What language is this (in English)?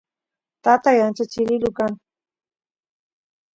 Santiago del Estero Quichua